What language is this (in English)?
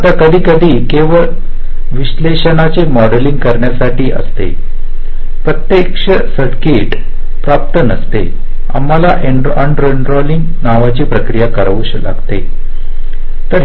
Marathi